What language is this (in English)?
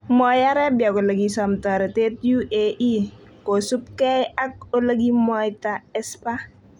Kalenjin